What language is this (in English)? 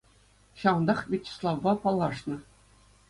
Chuvash